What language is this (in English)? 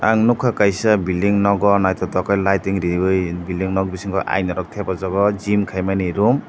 Kok Borok